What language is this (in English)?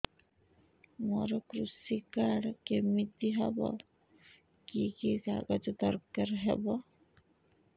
Odia